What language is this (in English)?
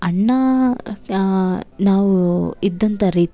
Kannada